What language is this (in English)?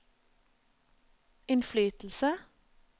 Norwegian